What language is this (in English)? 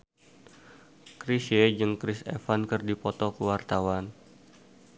Sundanese